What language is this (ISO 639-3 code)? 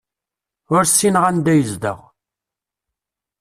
kab